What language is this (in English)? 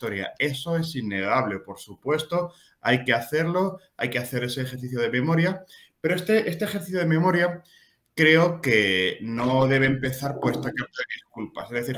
Spanish